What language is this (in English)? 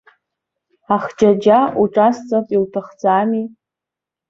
Abkhazian